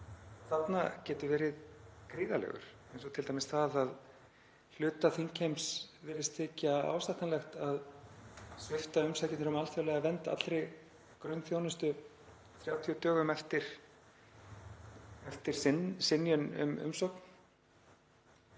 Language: Icelandic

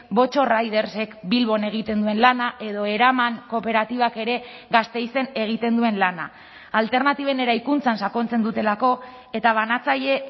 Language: Basque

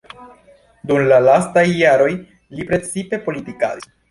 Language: Esperanto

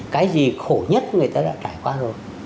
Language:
Vietnamese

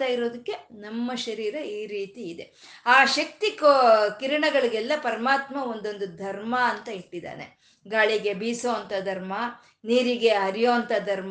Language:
Kannada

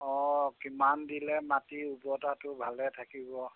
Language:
Assamese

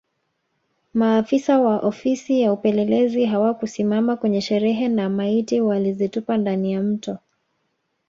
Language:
Swahili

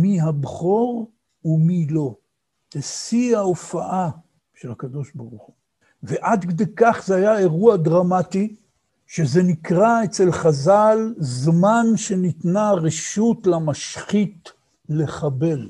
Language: Hebrew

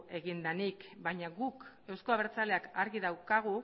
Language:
Basque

